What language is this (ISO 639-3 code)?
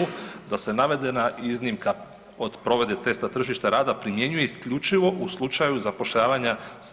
hrv